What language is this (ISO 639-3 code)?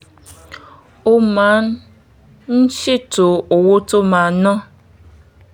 yor